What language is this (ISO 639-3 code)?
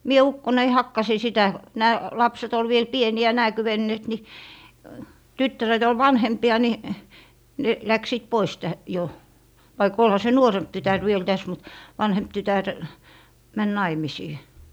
fin